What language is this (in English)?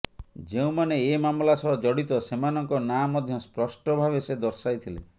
Odia